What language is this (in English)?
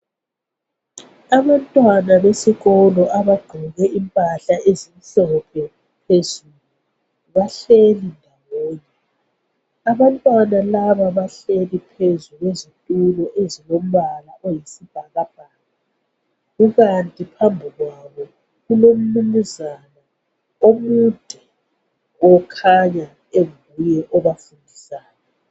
North Ndebele